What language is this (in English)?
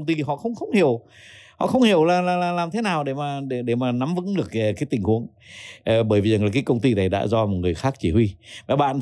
Vietnamese